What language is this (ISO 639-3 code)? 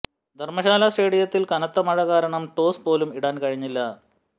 mal